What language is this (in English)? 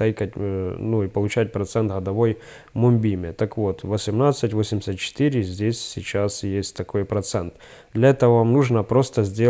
Russian